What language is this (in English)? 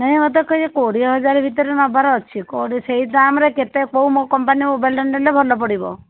Odia